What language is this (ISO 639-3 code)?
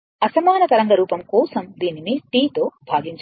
tel